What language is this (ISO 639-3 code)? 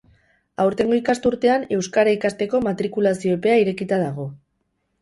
eus